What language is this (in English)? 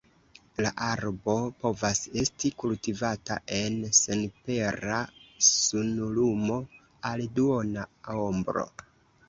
Esperanto